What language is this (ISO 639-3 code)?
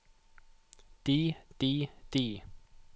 nor